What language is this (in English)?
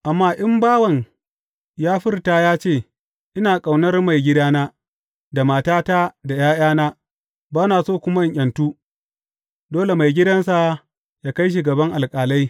Hausa